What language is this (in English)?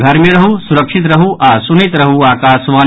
Maithili